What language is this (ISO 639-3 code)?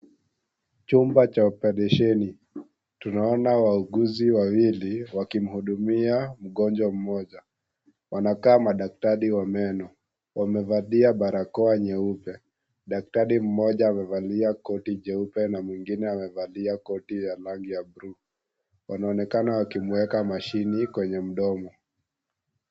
swa